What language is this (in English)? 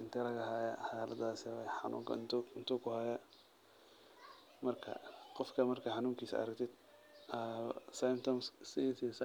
Somali